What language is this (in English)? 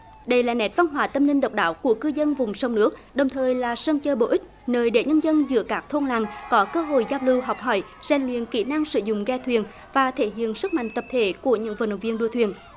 Vietnamese